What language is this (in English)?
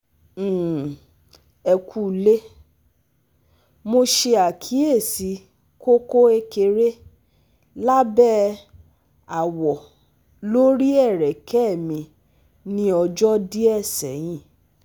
Yoruba